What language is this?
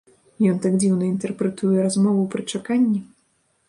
Belarusian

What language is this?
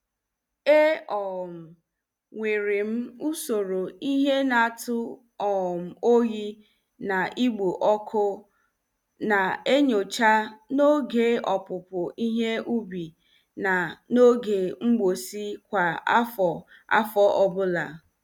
Igbo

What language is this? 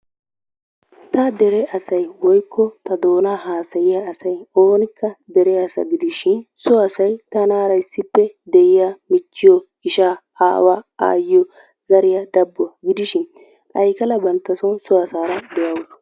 Wolaytta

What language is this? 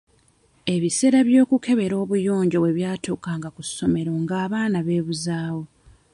Ganda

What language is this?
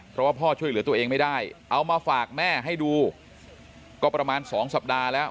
Thai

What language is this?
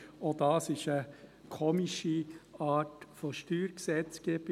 Swiss German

